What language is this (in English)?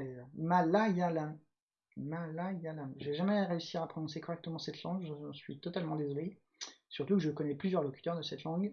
French